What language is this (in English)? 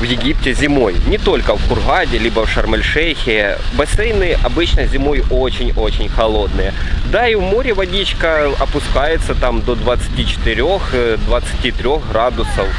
Russian